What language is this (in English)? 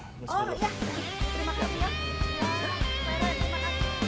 Indonesian